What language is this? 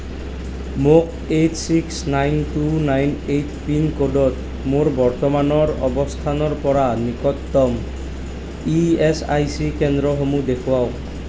Assamese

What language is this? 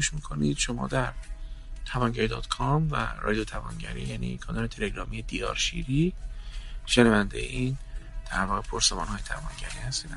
Persian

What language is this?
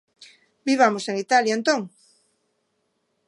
Galician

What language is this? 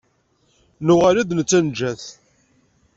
Kabyle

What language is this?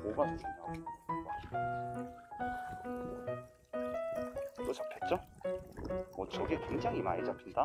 Korean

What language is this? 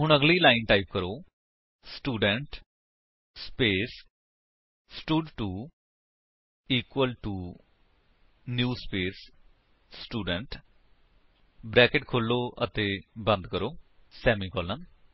Punjabi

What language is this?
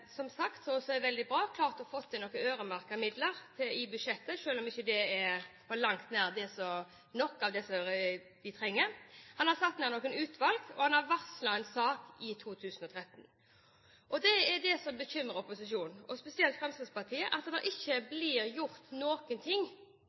Norwegian Bokmål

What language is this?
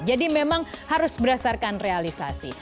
Indonesian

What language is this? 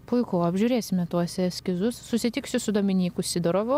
Lithuanian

